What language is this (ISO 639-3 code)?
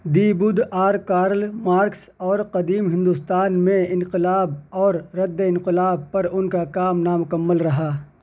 urd